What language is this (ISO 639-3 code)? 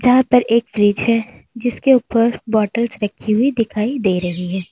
hin